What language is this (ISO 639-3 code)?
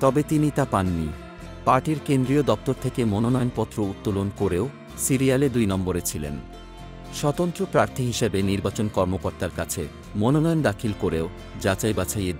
kor